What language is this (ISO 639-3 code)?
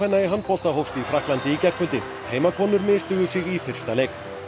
isl